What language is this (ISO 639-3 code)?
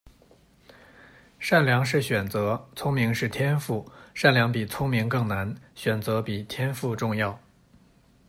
zho